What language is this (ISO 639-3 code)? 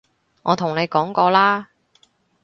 yue